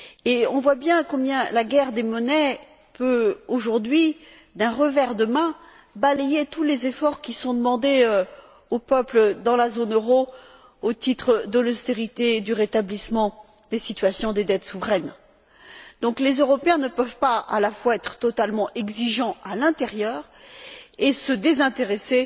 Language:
French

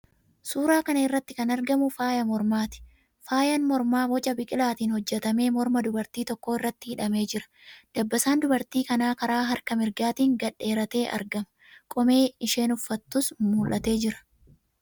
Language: Oromo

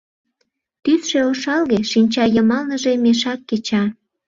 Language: Mari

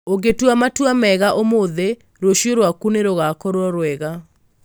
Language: Kikuyu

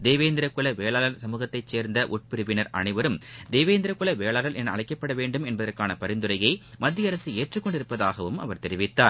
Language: Tamil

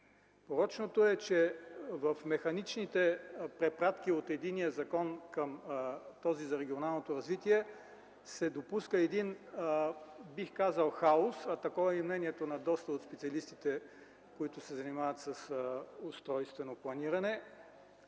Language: Bulgarian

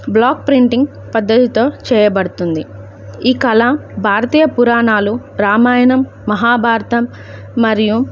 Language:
Telugu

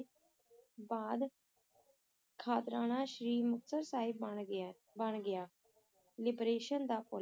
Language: Punjabi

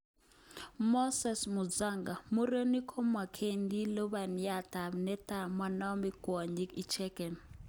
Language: Kalenjin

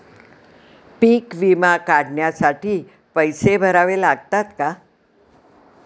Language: Marathi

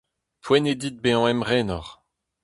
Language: Breton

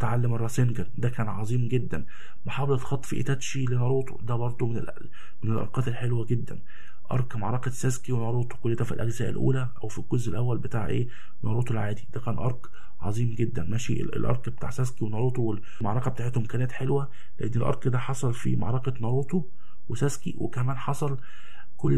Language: Arabic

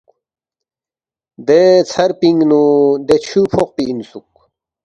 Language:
Balti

